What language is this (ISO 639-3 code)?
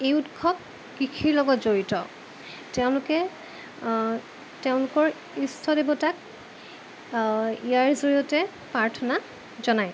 asm